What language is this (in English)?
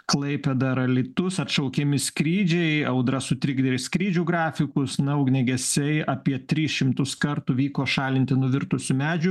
Lithuanian